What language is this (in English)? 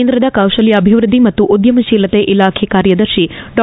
Kannada